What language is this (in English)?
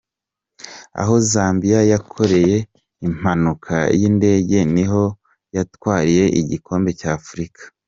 Kinyarwanda